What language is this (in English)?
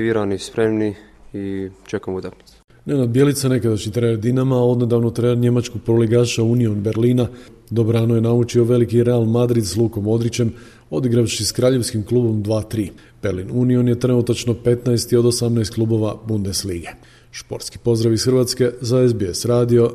Croatian